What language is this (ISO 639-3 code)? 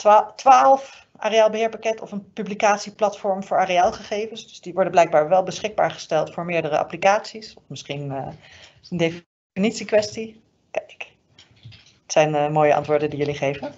nld